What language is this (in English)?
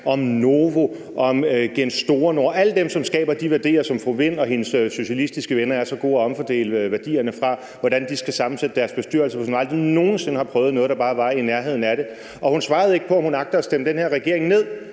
Danish